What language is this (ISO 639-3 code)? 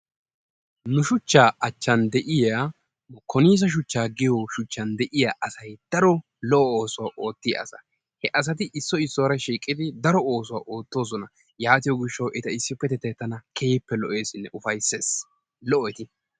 wal